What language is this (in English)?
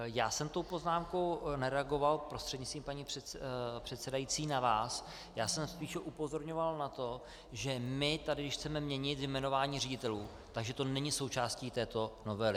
Czech